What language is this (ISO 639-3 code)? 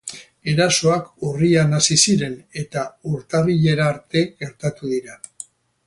eus